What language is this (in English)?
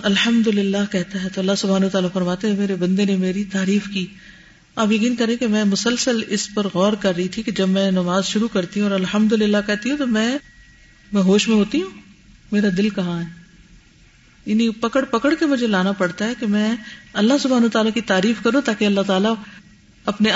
Urdu